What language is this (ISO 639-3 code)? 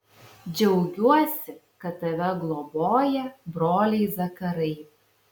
lit